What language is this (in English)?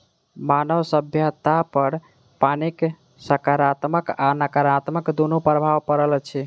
Maithili